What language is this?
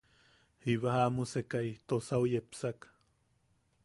Yaqui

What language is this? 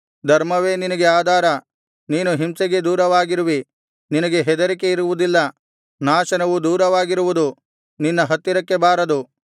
Kannada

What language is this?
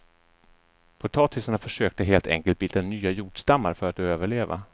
Swedish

